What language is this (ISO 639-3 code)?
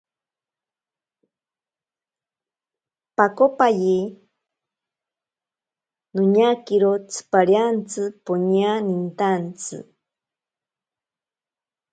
prq